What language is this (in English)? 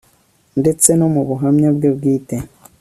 Kinyarwanda